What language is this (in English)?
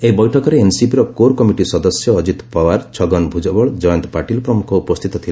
Odia